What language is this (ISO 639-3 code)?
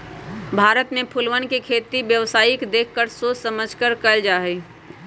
mag